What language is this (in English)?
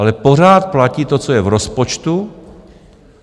Czech